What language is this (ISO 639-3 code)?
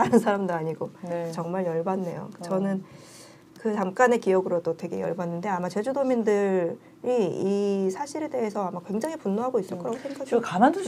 kor